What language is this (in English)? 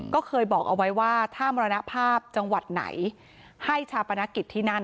Thai